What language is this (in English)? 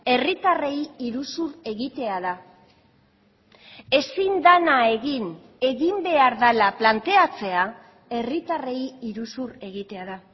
Basque